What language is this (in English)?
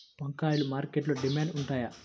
Telugu